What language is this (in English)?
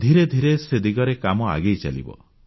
Odia